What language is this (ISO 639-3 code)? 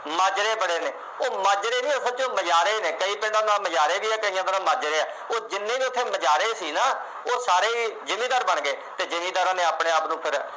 pan